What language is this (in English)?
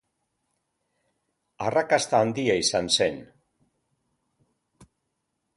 Basque